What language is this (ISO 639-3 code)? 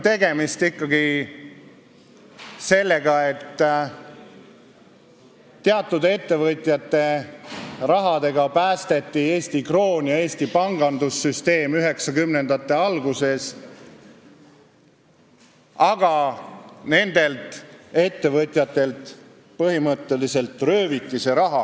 est